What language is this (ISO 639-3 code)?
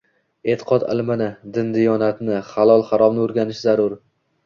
uzb